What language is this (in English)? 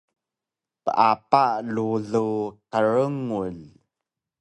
Taroko